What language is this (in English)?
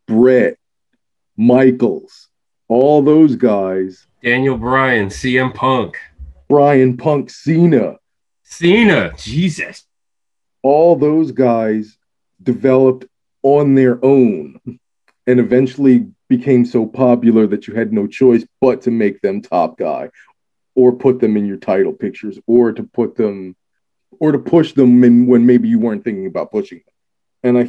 English